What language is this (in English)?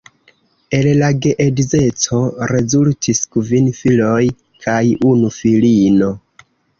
Esperanto